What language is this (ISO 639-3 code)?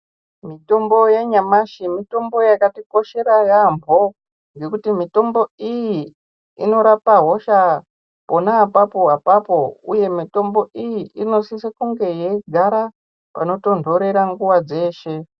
ndc